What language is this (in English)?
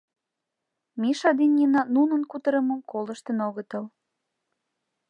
Mari